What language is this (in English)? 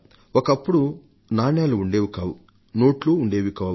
Telugu